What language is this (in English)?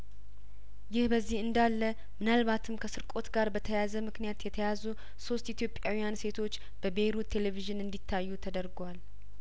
Amharic